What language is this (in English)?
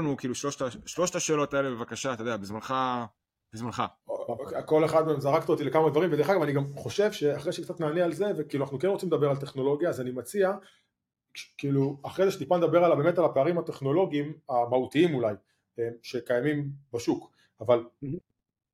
Hebrew